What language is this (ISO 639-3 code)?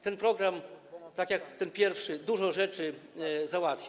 pol